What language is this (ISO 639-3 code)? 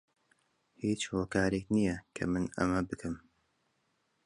ckb